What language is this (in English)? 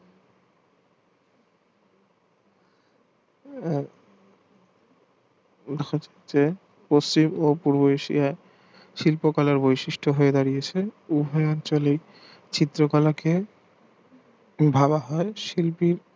Bangla